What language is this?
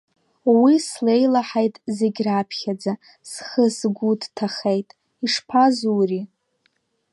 Abkhazian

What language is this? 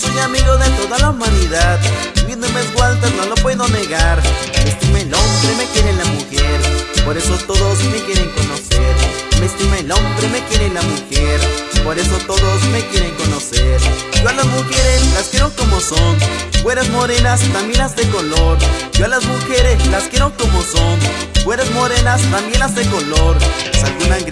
Spanish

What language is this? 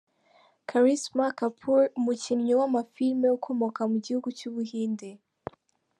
Kinyarwanda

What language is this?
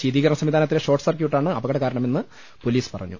Malayalam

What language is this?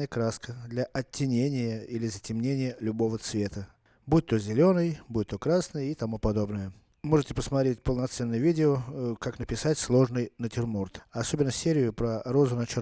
Russian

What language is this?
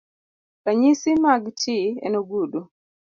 Luo (Kenya and Tanzania)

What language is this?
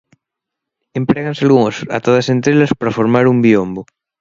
Galician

